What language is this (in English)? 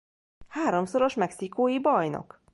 Hungarian